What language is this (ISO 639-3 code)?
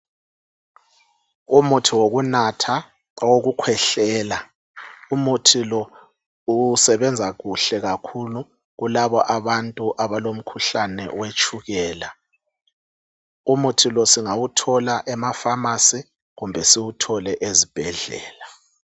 nde